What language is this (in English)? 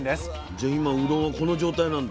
Japanese